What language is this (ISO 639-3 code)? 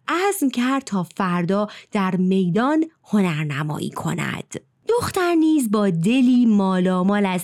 fas